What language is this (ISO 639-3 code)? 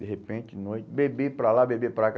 por